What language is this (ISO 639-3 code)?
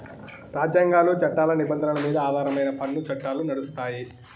tel